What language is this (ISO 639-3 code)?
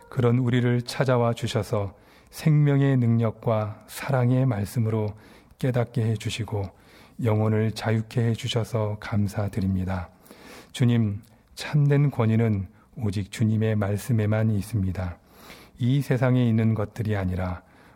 kor